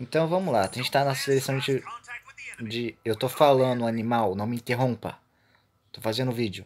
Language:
Portuguese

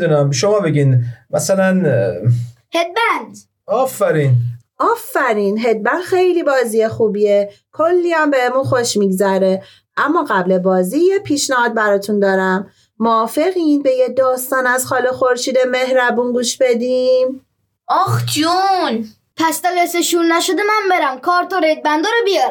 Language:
Persian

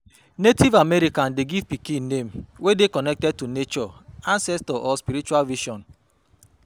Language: Nigerian Pidgin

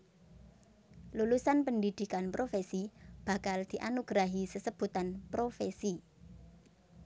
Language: Javanese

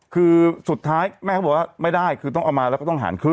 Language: Thai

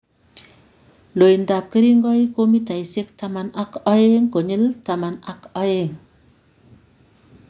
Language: Kalenjin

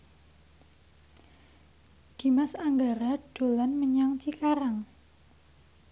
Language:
Javanese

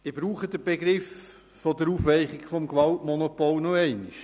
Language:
Swiss German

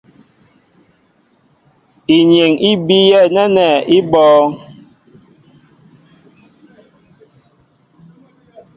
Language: Mbo (Cameroon)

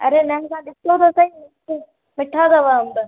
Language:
Sindhi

